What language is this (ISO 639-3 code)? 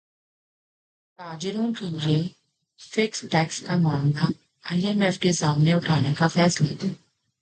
urd